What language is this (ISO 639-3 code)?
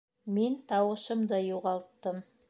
bak